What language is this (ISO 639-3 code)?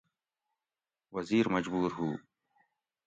gwc